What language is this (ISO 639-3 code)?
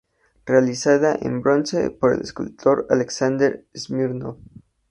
spa